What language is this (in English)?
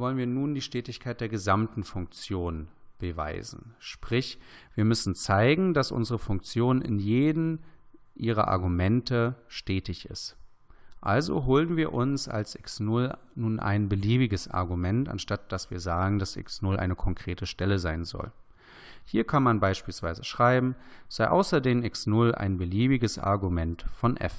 German